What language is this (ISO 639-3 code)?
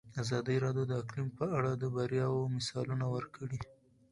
pus